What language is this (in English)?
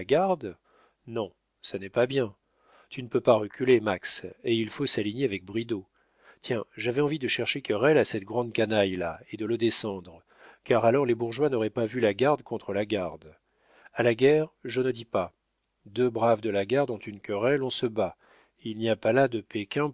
French